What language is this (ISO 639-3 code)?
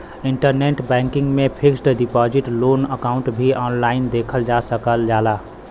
bho